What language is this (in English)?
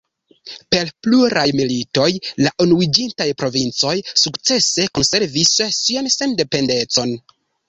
Esperanto